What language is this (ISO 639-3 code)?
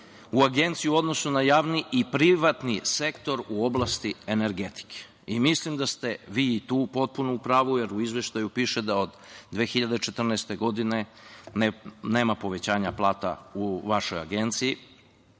srp